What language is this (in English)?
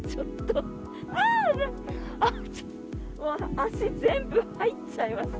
Japanese